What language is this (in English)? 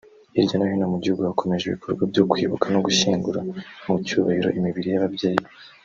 Kinyarwanda